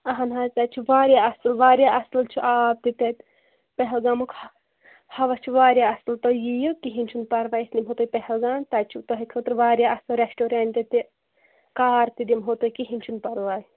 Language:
Kashmiri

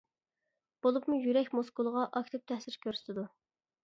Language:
Uyghur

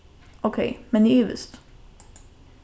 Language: Faroese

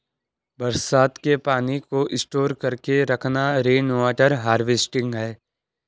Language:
Hindi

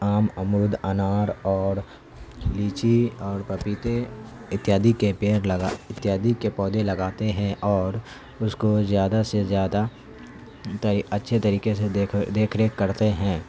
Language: Urdu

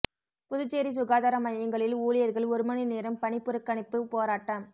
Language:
Tamil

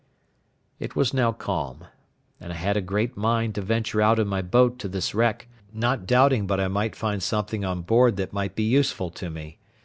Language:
English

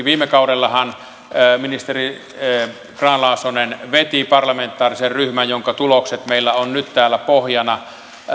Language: Finnish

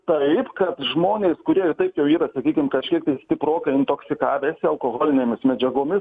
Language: Lithuanian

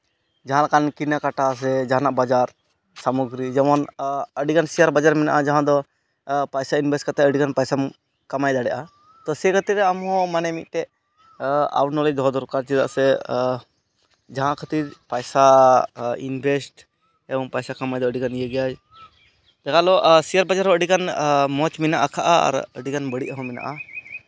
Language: Santali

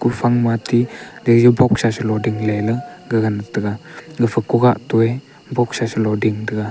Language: Wancho Naga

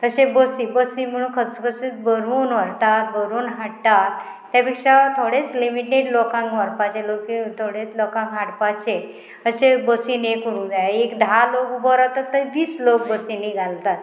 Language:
Konkani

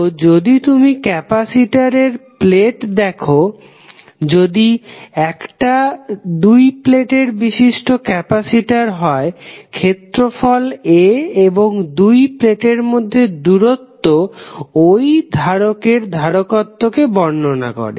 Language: Bangla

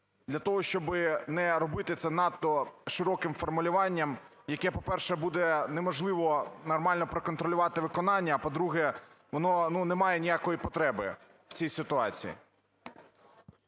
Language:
Ukrainian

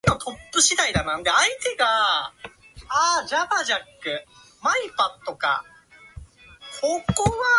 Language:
Japanese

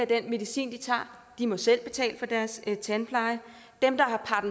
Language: Danish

